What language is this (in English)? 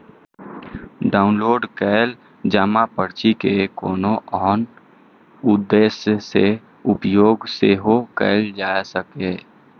Maithili